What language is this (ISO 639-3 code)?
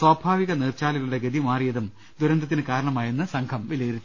mal